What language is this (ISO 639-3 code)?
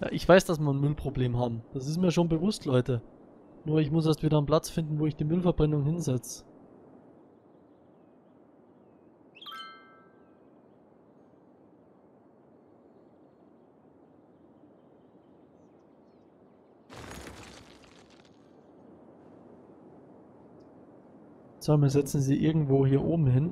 deu